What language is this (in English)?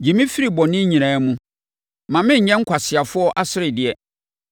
Akan